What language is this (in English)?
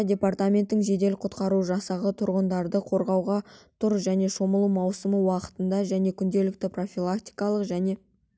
Kazakh